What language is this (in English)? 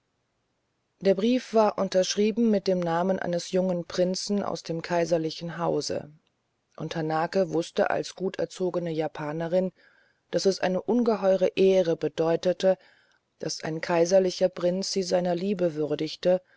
German